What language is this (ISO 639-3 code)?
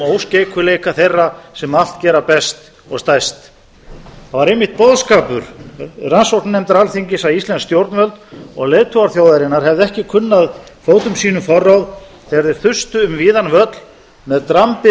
isl